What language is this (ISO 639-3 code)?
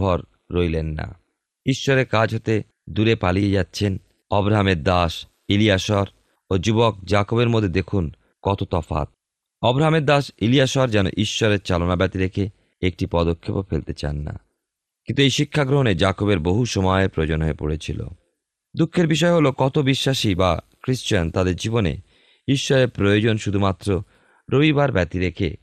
ben